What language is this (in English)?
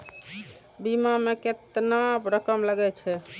Maithili